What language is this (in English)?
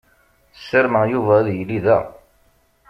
Kabyle